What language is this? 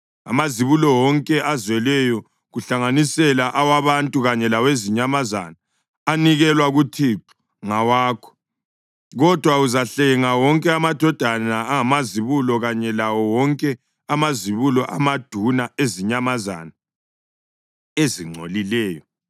North Ndebele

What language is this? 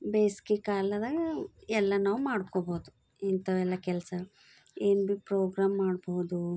Kannada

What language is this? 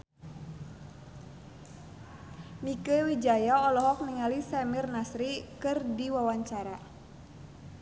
Sundanese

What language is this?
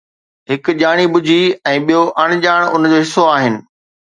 Sindhi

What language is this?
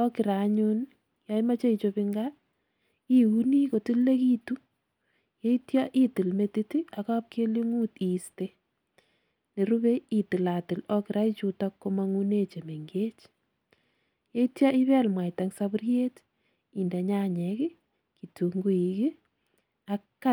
Kalenjin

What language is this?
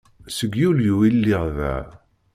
Kabyle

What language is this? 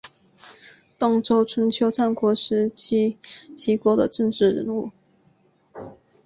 Chinese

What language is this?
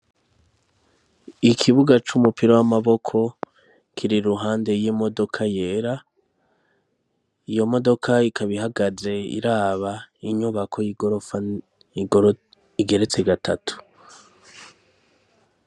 Rundi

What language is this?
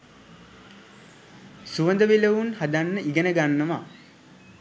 Sinhala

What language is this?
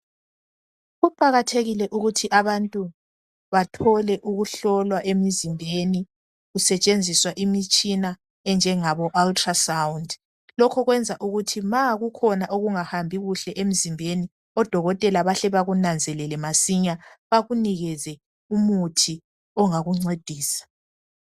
North Ndebele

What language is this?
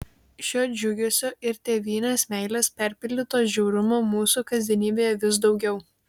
Lithuanian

